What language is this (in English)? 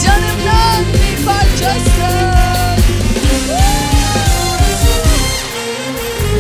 Turkish